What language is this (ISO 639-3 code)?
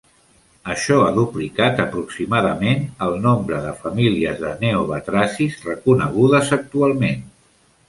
cat